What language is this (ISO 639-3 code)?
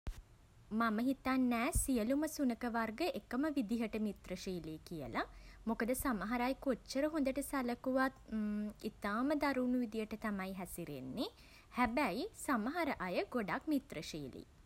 sin